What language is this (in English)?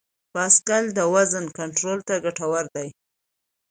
Pashto